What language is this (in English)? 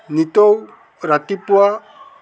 Assamese